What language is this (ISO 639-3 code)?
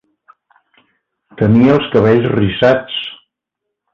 cat